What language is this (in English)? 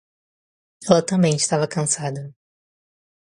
Portuguese